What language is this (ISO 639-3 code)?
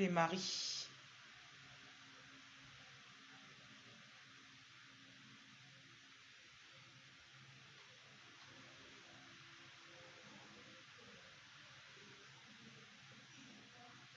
fra